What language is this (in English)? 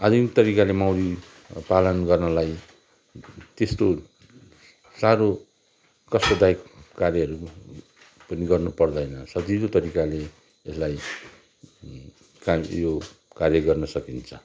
Nepali